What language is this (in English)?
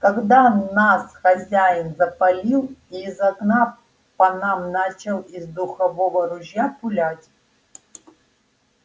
Russian